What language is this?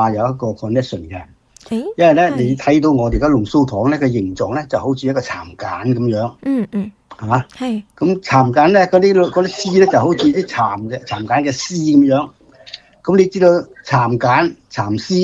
Chinese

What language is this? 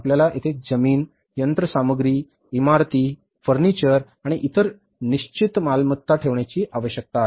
Marathi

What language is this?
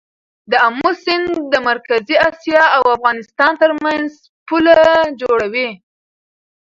Pashto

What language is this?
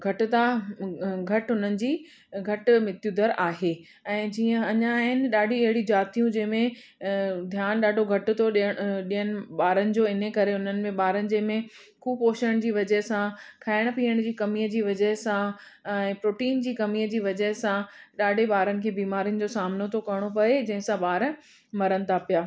Sindhi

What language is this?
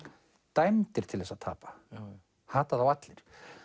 Icelandic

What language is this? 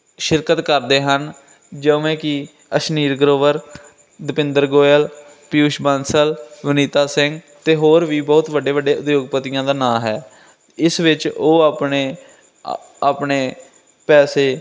Punjabi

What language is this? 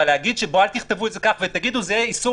Hebrew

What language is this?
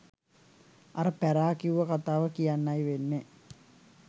Sinhala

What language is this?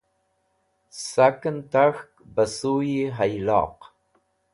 Wakhi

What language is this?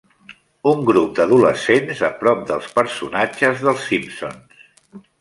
Catalan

